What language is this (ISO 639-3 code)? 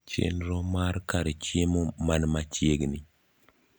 luo